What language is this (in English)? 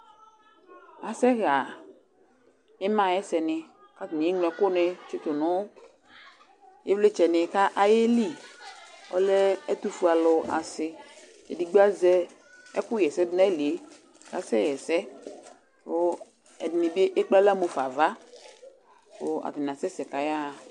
Ikposo